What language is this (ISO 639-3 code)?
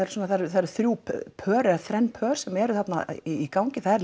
isl